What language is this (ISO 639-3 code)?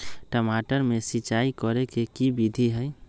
mag